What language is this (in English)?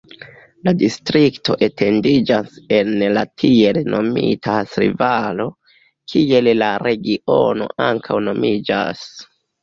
Esperanto